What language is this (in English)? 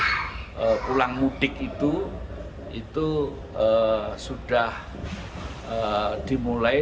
Indonesian